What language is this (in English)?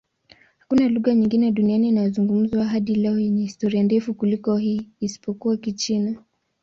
Swahili